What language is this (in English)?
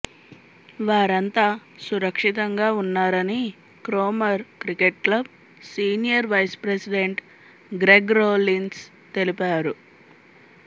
Telugu